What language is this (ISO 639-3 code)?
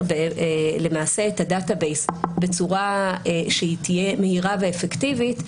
heb